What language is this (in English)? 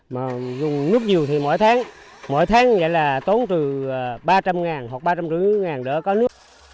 Vietnamese